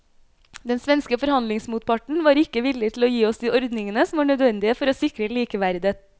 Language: Norwegian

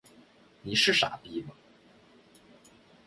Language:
Chinese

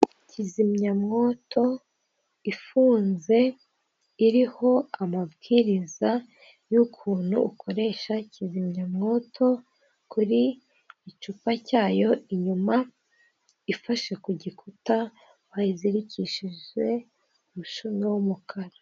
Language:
Kinyarwanda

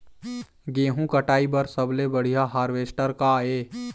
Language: Chhattisgarhi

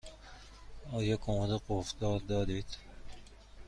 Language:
Persian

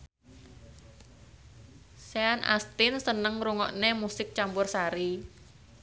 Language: Javanese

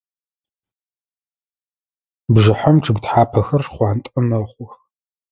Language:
Adyghe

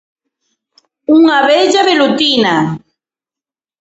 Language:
Galician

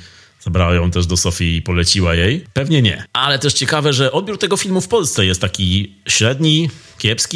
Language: Polish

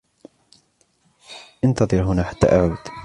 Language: Arabic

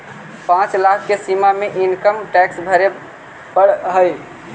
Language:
Magahi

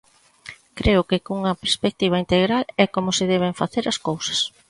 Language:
Galician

